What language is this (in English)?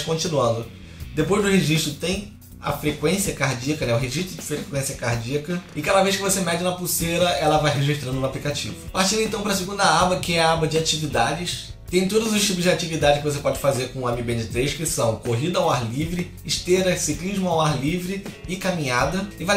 Portuguese